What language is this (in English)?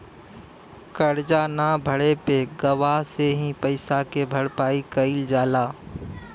Bhojpuri